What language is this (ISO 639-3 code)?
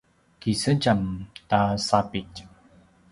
pwn